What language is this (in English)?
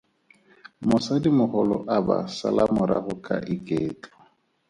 Tswana